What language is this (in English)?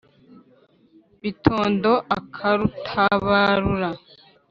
Kinyarwanda